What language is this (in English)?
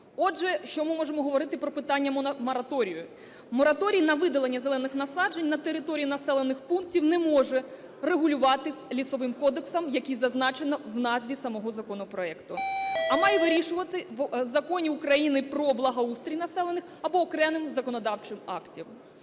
Ukrainian